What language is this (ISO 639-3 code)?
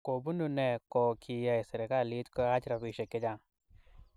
kln